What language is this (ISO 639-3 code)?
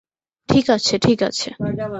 ben